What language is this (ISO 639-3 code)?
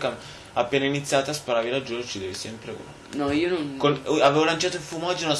ita